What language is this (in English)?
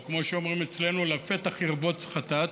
Hebrew